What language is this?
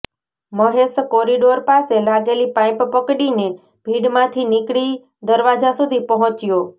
Gujarati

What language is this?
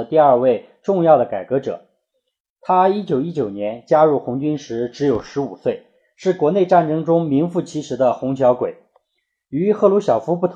Chinese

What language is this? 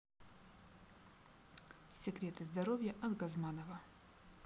Russian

